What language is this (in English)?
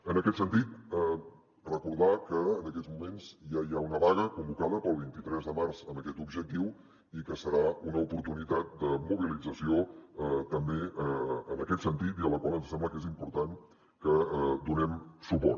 Catalan